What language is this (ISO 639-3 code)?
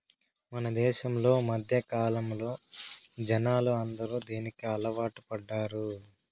tel